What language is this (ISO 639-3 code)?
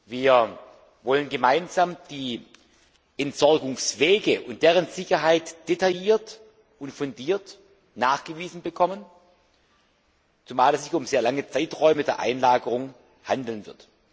deu